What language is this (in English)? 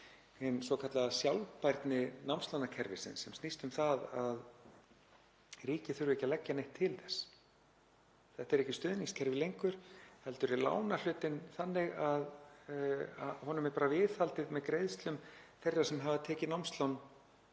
Icelandic